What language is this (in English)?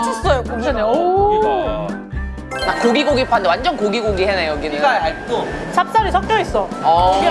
Korean